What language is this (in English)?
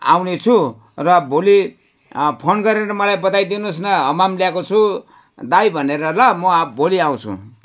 Nepali